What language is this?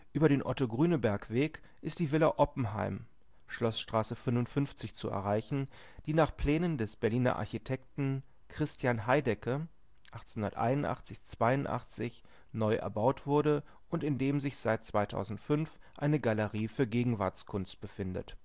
German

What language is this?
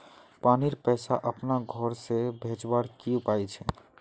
Magahi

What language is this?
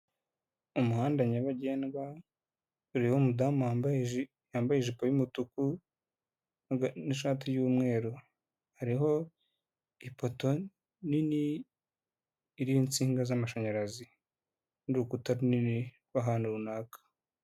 Kinyarwanda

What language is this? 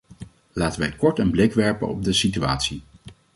Dutch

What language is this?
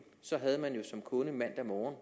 Danish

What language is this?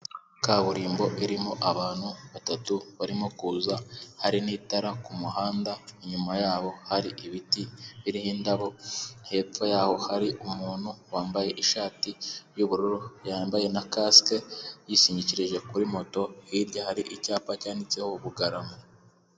Kinyarwanda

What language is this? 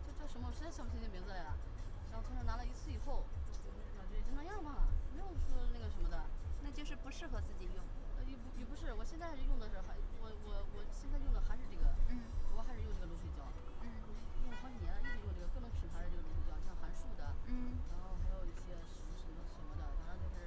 Chinese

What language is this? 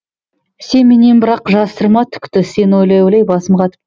Kazakh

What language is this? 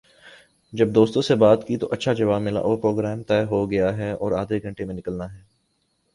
Urdu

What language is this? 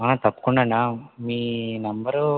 Telugu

